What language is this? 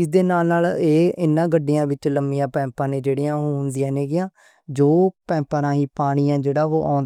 Western Panjabi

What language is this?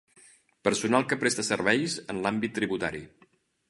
Catalan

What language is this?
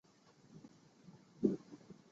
Chinese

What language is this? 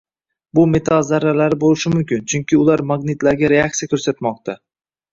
Uzbek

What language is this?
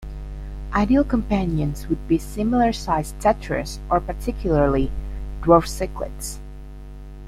English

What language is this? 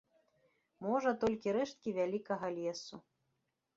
Belarusian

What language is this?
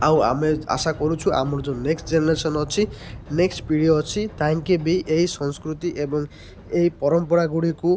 Odia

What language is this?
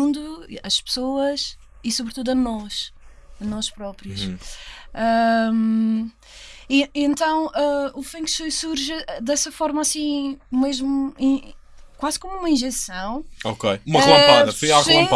Portuguese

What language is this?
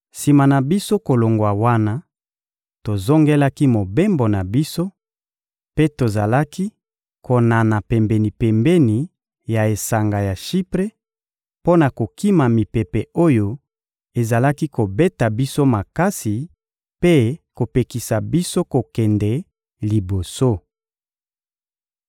Lingala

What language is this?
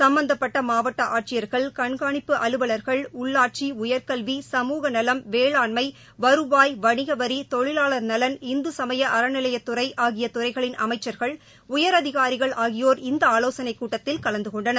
Tamil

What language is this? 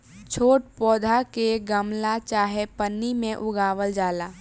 Bhojpuri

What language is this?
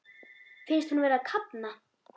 Icelandic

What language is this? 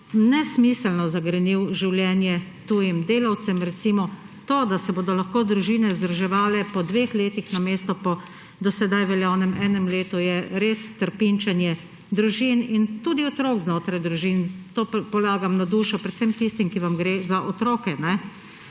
Slovenian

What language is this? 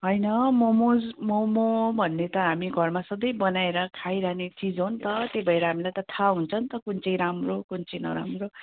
Nepali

